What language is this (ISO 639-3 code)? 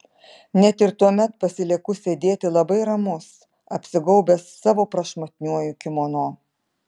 lit